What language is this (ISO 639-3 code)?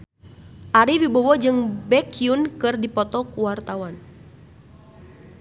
sun